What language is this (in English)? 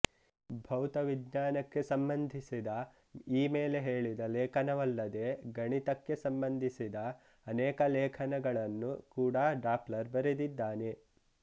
Kannada